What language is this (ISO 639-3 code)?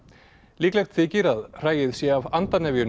isl